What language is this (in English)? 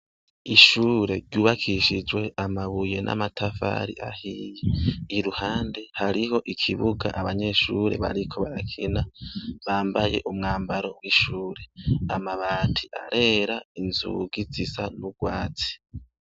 Rundi